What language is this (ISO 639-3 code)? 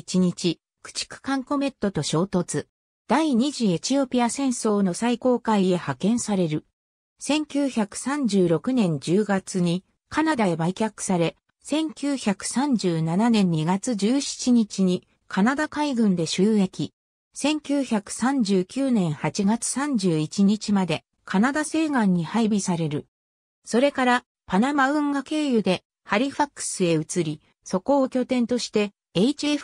jpn